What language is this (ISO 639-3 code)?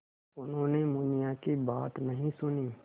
hin